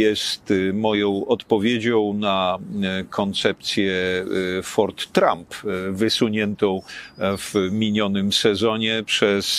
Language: Polish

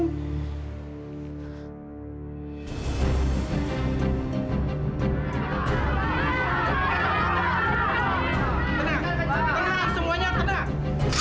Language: Indonesian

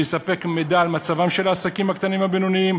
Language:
Hebrew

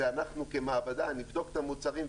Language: Hebrew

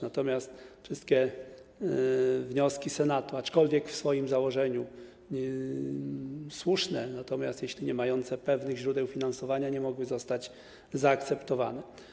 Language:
Polish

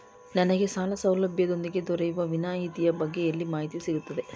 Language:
Kannada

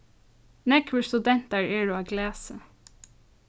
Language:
Faroese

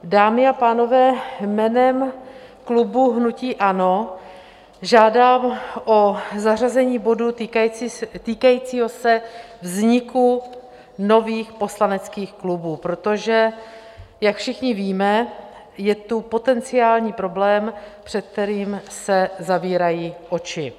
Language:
Czech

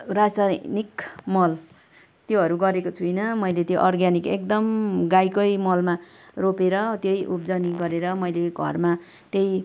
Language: Nepali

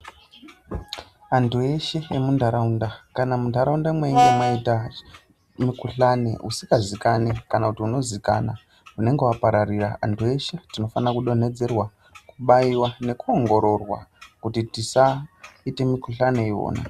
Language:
Ndau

